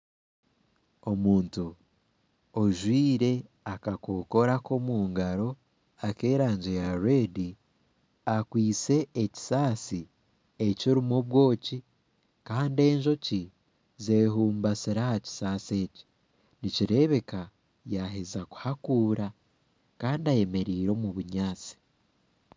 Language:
Nyankole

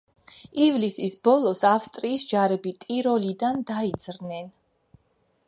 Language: Georgian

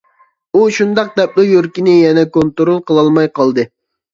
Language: Uyghur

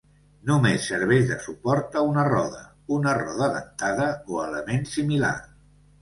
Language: Catalan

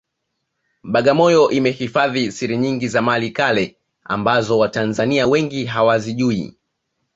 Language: Swahili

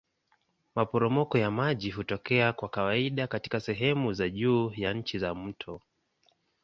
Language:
Swahili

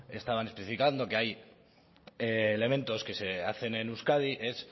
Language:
Spanish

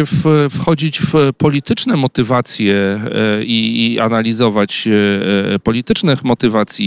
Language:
Polish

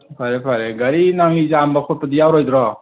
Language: Manipuri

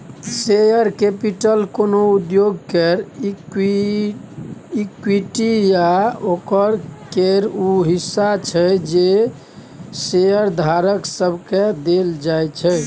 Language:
Maithili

